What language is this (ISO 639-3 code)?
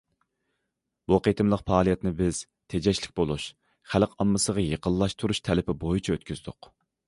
uig